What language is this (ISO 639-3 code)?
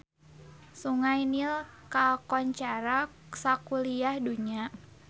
sun